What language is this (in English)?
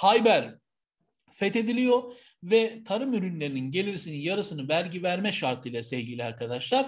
Turkish